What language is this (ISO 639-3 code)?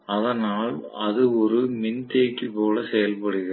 tam